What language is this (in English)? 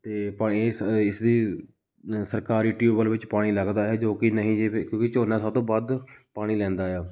Punjabi